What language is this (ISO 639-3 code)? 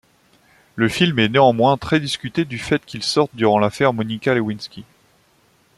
fra